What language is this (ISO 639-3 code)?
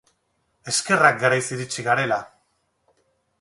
eus